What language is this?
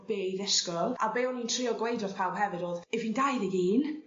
Welsh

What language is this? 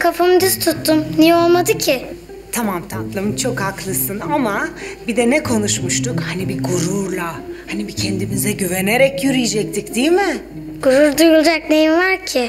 Turkish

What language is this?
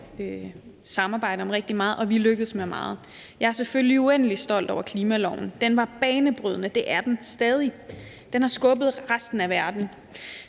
Danish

